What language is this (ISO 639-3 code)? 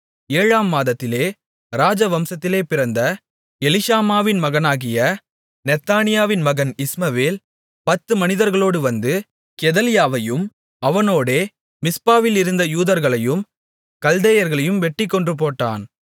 tam